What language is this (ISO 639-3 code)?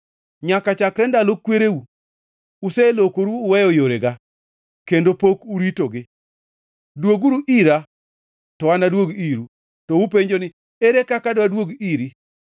luo